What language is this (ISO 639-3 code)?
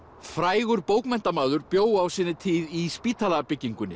isl